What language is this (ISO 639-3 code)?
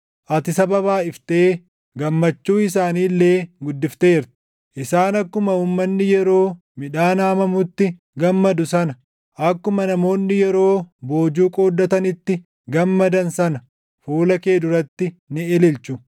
orm